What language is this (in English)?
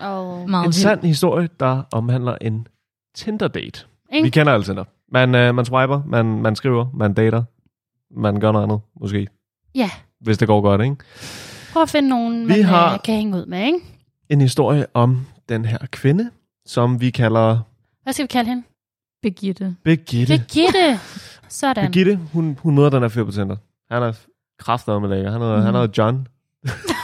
Danish